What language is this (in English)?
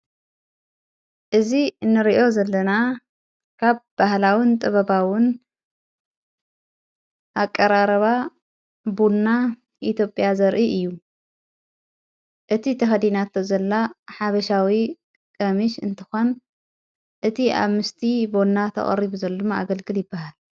Tigrinya